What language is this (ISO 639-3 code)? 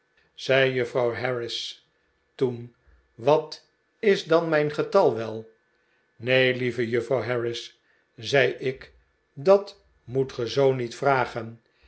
nld